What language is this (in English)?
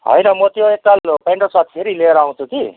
Nepali